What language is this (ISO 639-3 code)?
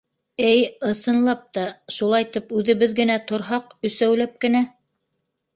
bak